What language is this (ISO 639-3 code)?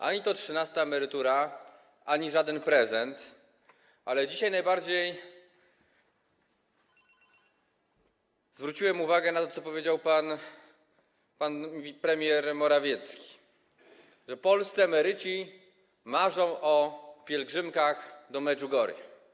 pol